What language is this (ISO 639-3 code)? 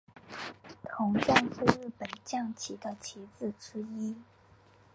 zho